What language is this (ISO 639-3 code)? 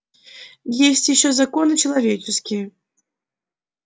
rus